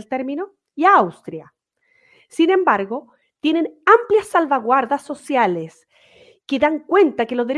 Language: Spanish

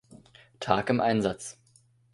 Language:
German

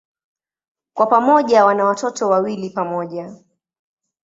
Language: Swahili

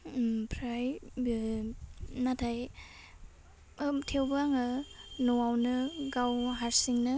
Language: Bodo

